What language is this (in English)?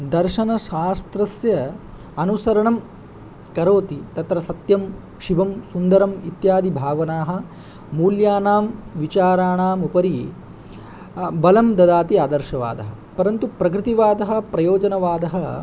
Sanskrit